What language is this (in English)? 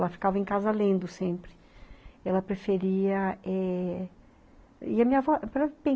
Portuguese